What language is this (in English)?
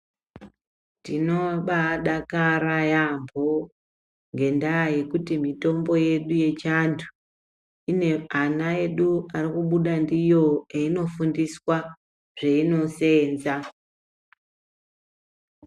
Ndau